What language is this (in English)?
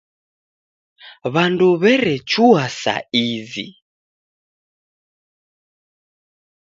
Taita